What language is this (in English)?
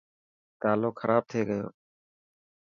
Dhatki